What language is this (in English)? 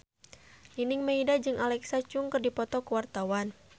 Sundanese